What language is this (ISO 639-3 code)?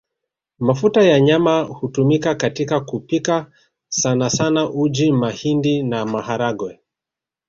swa